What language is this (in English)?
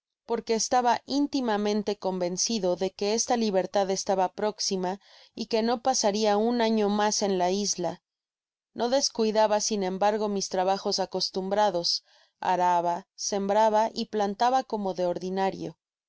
Spanish